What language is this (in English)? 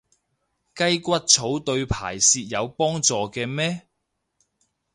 Cantonese